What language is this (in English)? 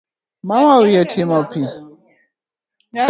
Luo (Kenya and Tanzania)